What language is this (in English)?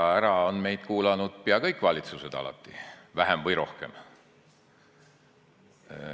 Estonian